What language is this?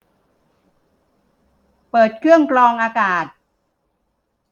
Thai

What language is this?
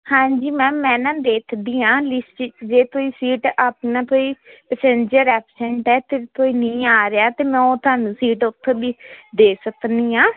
Punjabi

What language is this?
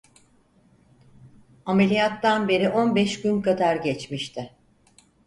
Turkish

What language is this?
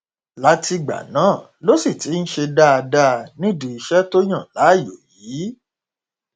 Yoruba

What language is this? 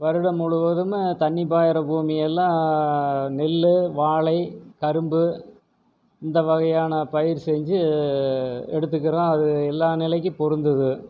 Tamil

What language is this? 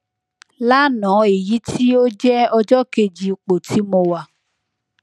Yoruba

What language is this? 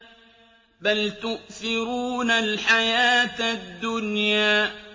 Arabic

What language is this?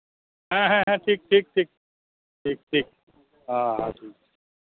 Santali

